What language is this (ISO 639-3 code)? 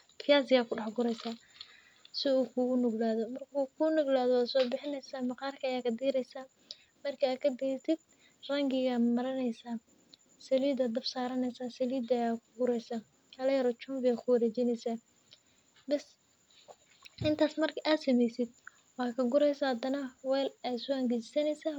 som